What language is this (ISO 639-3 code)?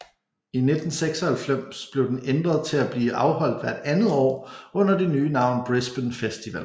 dan